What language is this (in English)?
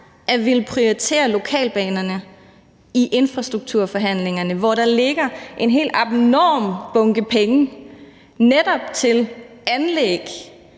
Danish